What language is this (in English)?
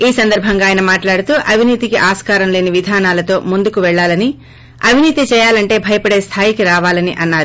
Telugu